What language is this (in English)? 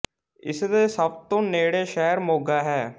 Punjabi